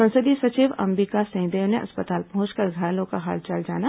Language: Hindi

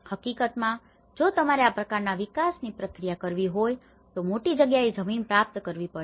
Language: Gujarati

